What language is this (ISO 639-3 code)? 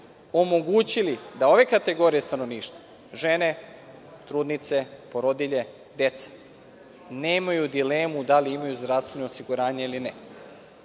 srp